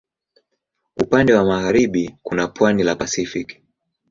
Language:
Swahili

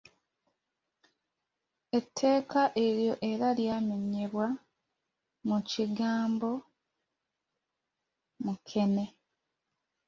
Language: Ganda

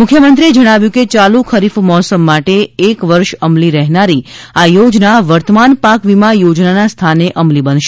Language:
Gujarati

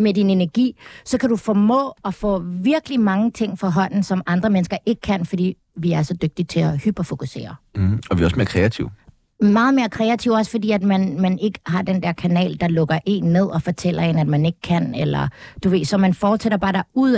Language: Danish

